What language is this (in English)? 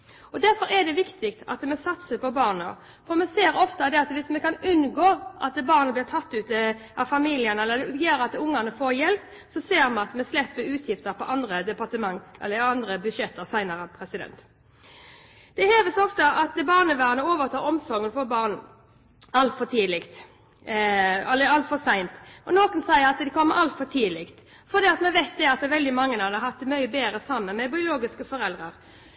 Norwegian Bokmål